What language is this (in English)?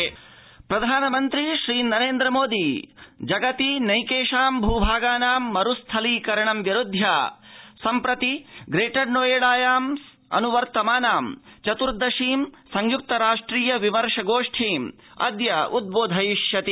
Sanskrit